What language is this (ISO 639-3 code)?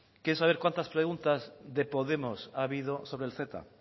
spa